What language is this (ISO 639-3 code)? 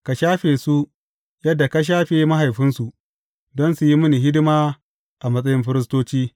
hau